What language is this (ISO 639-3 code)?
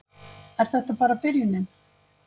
isl